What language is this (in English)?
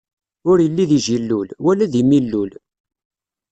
Kabyle